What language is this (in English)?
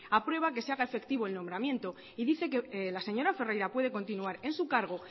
Spanish